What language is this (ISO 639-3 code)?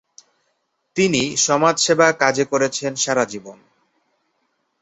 ben